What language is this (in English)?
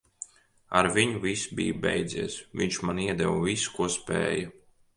Latvian